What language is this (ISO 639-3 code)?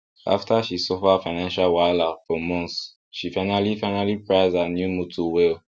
pcm